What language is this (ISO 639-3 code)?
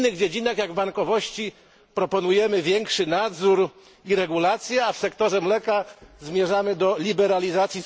pol